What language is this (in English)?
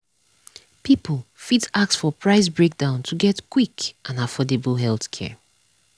Nigerian Pidgin